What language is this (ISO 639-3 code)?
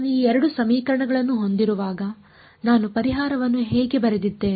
kan